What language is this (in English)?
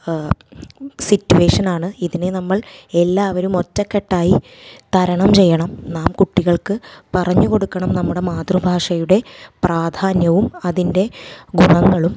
Malayalam